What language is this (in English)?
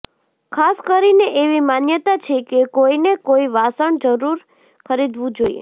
Gujarati